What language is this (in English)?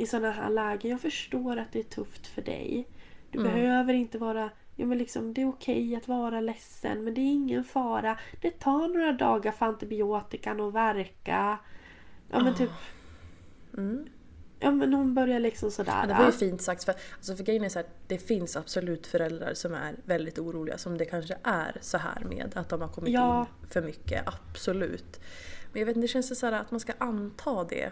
Swedish